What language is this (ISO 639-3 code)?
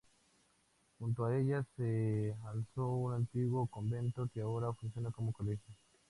spa